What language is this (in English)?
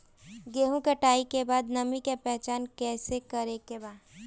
Bhojpuri